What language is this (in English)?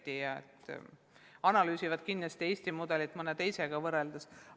Estonian